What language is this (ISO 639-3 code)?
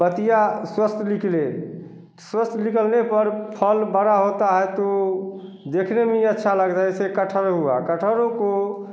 hin